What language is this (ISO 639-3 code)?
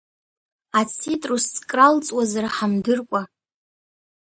abk